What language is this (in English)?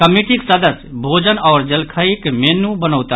Maithili